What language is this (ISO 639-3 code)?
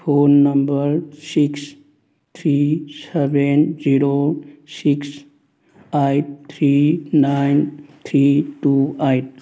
mni